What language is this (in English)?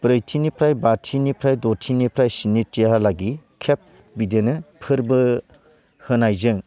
Bodo